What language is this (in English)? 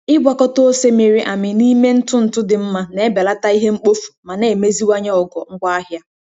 Igbo